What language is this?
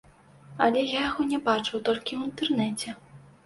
Belarusian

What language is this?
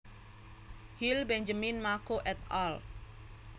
Javanese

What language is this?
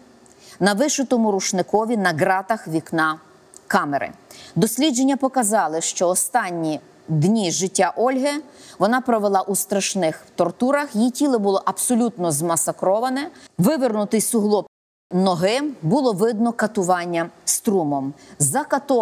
Ukrainian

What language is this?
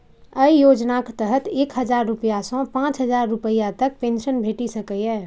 Maithili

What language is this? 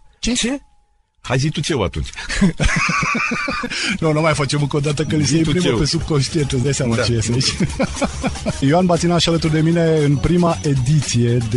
Romanian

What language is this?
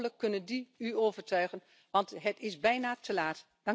Dutch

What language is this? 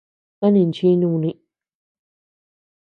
Tepeuxila Cuicatec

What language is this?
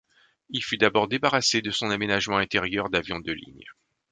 French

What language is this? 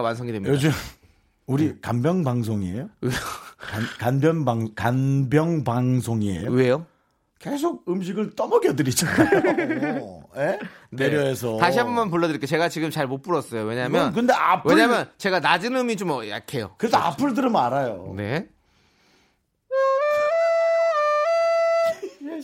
Korean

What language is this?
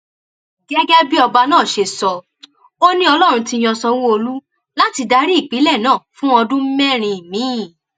Yoruba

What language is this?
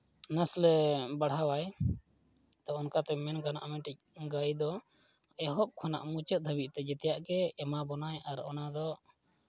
Santali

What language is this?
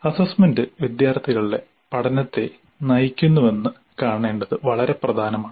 Malayalam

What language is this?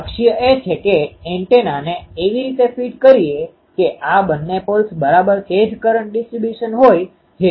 Gujarati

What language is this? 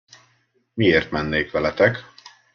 Hungarian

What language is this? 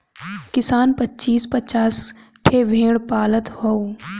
Bhojpuri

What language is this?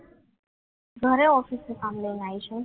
Gujarati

